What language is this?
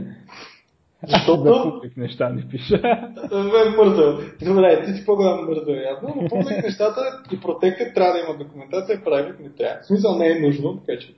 Bulgarian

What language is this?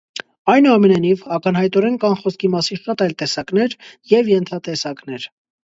Armenian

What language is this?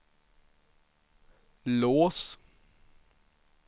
Swedish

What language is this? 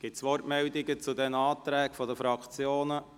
Swiss German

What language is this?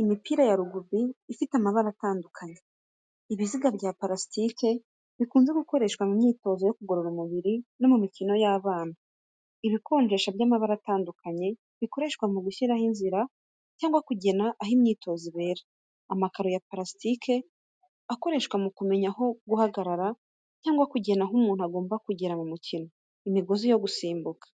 Kinyarwanda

